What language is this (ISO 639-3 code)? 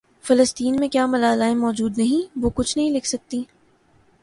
urd